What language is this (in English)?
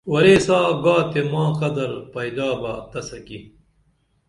Dameli